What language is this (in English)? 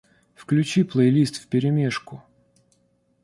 Russian